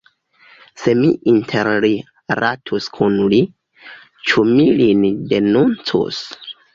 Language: Esperanto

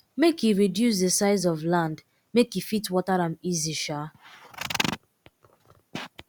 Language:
Nigerian Pidgin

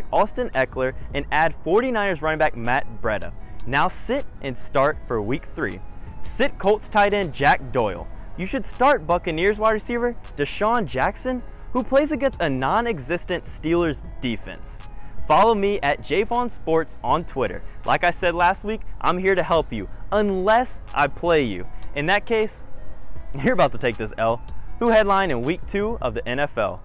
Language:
English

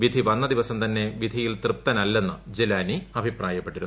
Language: Malayalam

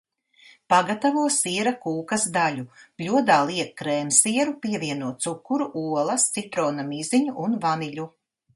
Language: Latvian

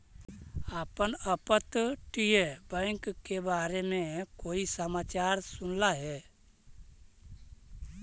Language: Magahi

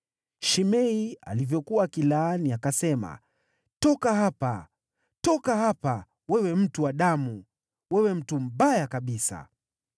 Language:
Swahili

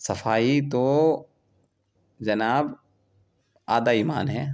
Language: Urdu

